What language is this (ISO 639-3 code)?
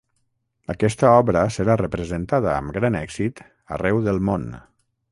cat